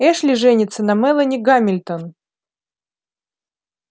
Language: Russian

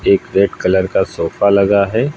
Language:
Hindi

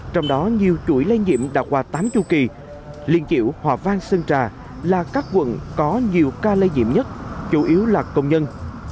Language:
Vietnamese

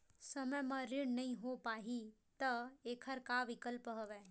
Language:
Chhattisgarhi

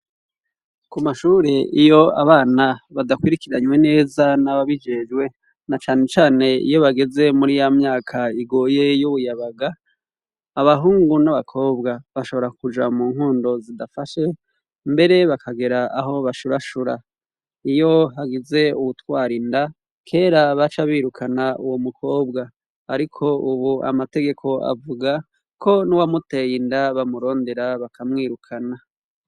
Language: Rundi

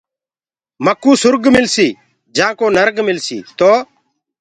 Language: Gurgula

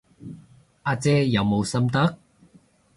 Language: Cantonese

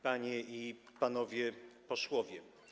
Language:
Polish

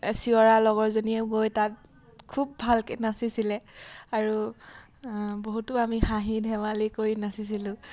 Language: Assamese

